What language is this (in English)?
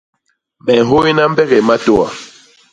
Basaa